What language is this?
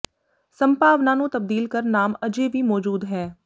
Punjabi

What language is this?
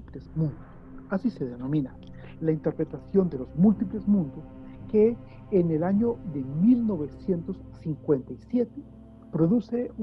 Spanish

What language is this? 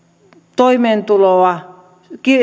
Finnish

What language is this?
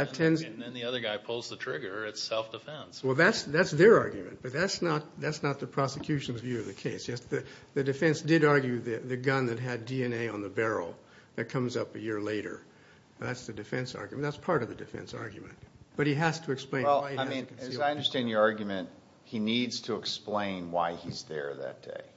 English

